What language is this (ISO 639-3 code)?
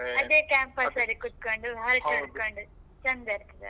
kan